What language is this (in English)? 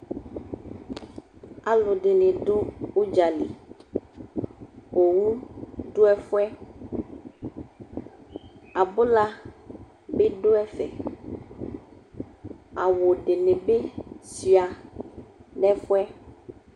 Ikposo